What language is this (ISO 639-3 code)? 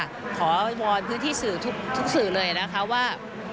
tha